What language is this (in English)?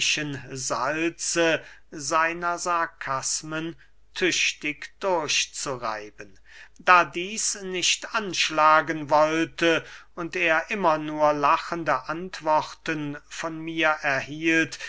German